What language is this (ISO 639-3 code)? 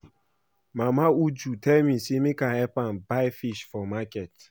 pcm